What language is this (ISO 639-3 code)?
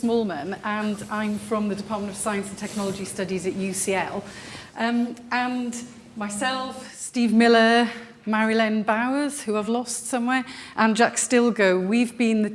eng